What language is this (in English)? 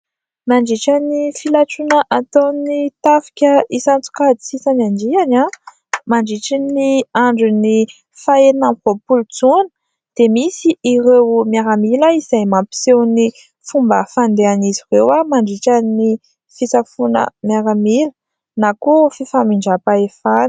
Malagasy